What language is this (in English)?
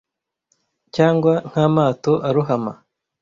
Kinyarwanda